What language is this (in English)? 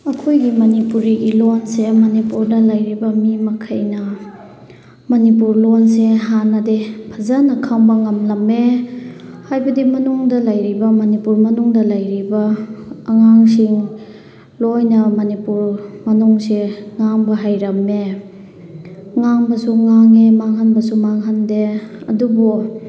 Manipuri